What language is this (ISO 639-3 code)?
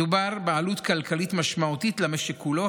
heb